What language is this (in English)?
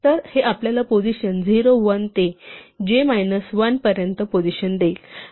Marathi